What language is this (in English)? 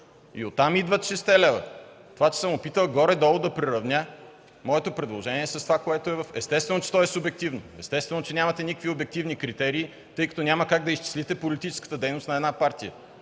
Bulgarian